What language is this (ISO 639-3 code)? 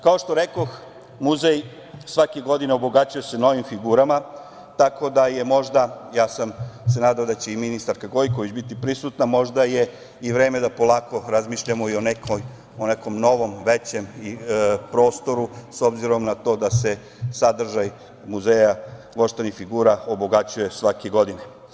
srp